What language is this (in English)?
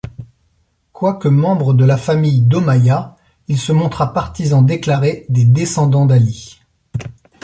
French